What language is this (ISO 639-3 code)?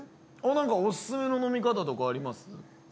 jpn